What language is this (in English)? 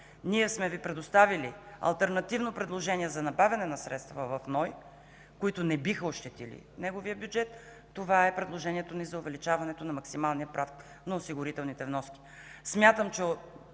Bulgarian